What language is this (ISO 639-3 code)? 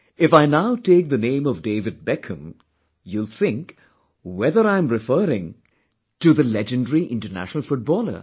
eng